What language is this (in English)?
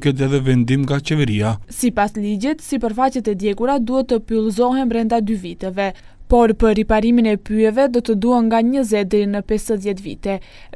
Romanian